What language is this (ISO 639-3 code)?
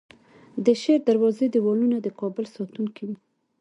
pus